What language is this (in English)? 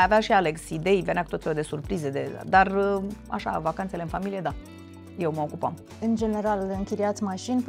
Romanian